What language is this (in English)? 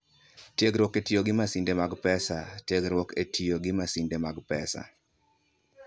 Luo (Kenya and Tanzania)